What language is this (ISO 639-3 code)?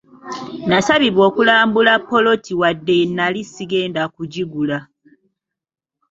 lug